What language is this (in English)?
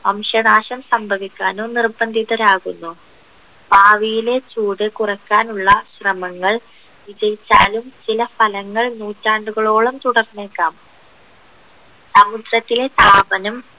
Malayalam